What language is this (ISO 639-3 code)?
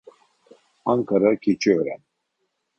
tur